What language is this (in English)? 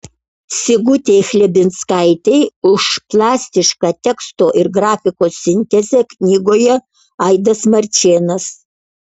Lithuanian